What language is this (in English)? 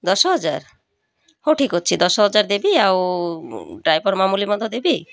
Odia